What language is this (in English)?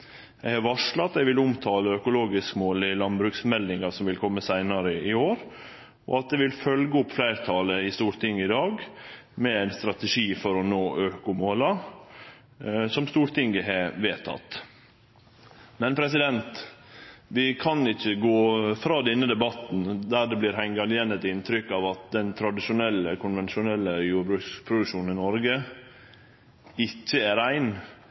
Norwegian Nynorsk